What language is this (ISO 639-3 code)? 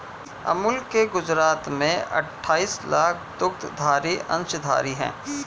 hin